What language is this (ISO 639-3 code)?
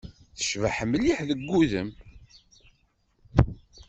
kab